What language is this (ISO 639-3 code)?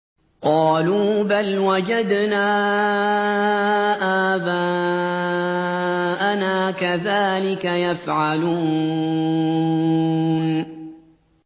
ara